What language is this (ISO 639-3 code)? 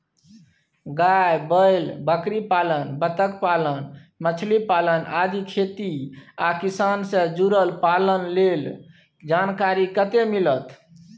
mai